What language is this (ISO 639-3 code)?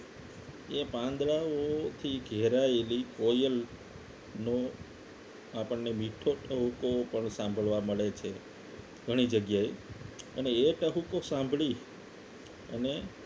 guj